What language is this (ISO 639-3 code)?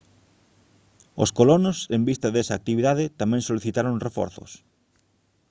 glg